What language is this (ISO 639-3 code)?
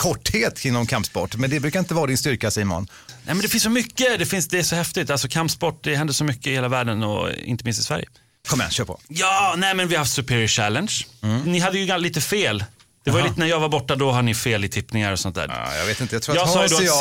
swe